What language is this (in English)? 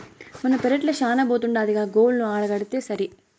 Telugu